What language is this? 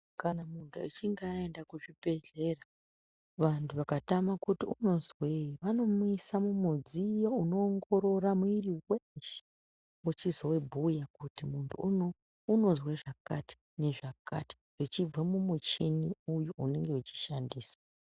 Ndau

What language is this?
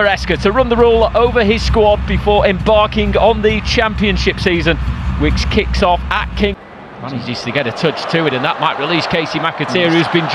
English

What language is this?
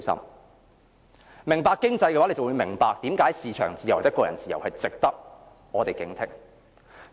Cantonese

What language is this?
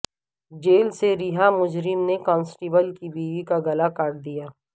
Urdu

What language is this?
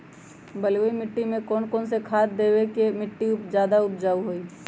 Magahi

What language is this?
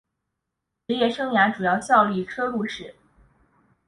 Chinese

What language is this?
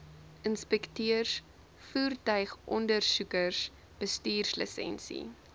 Afrikaans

